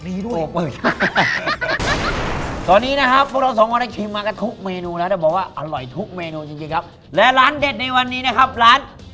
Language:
Thai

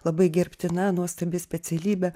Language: Lithuanian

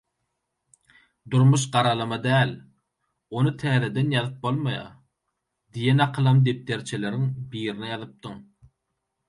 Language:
Turkmen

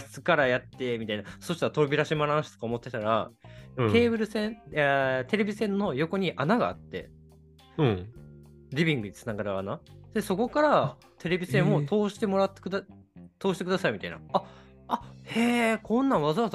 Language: Japanese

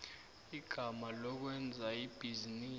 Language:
South Ndebele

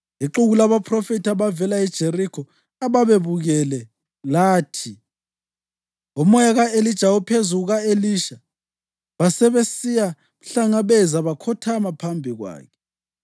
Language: North Ndebele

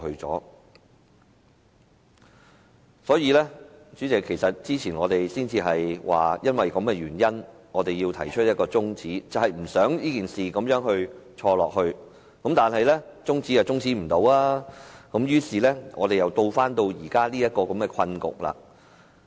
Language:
Cantonese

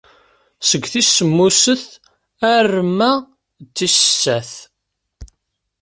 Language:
Kabyle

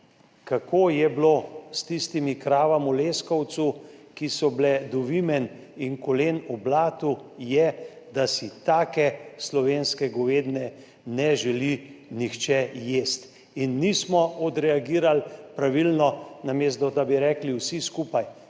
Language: Slovenian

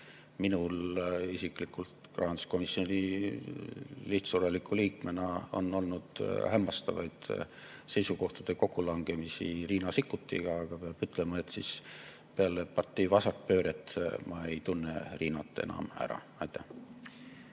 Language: Estonian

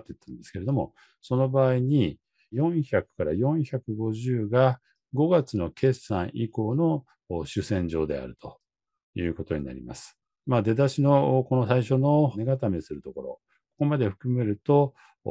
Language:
Japanese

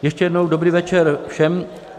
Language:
Czech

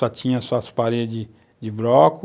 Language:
Portuguese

